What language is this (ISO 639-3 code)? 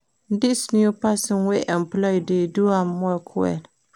pcm